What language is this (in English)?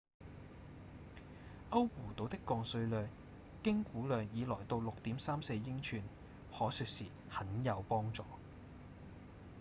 Cantonese